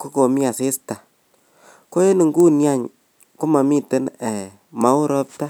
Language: Kalenjin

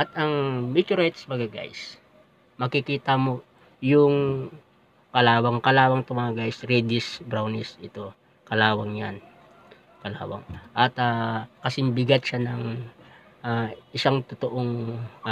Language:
Filipino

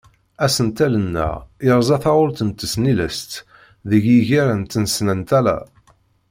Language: Kabyle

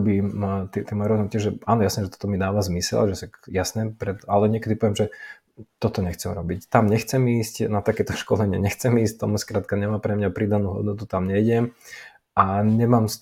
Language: Slovak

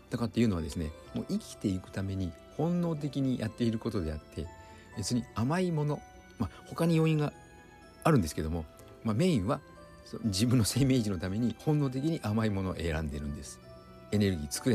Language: Japanese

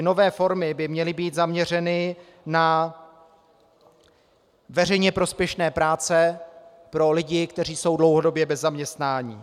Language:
Czech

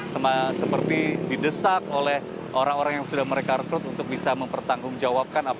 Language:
Indonesian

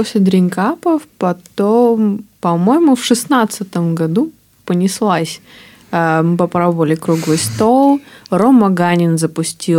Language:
Russian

